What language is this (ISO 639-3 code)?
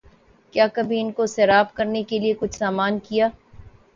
urd